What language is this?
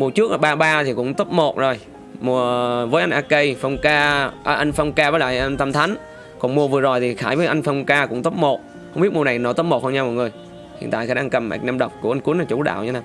Vietnamese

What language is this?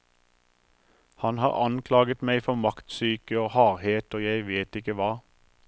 Norwegian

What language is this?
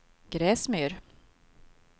Swedish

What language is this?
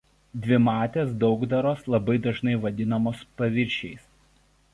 Lithuanian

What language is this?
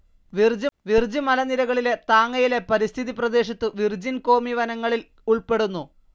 Malayalam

